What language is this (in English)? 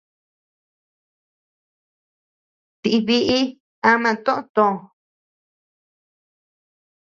Tepeuxila Cuicatec